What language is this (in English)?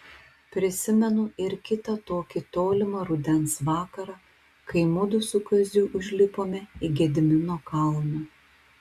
Lithuanian